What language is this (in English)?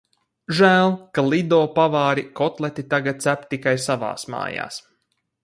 Latvian